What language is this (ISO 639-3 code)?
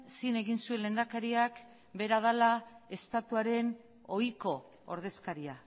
eus